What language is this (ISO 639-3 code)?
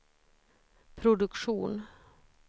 swe